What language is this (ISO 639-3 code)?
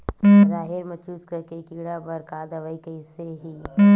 hne